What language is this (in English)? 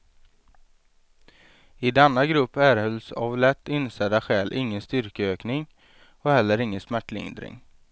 Swedish